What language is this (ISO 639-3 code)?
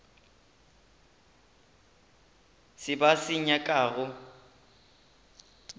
nso